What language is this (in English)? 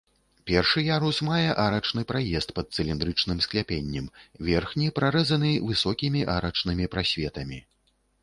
Belarusian